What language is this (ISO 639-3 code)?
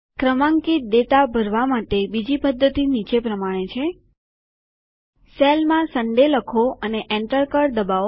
guj